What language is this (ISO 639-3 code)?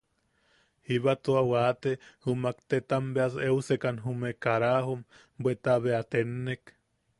yaq